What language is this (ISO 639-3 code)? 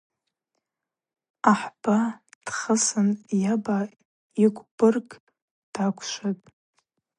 abq